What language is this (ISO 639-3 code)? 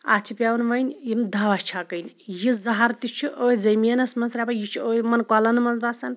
kas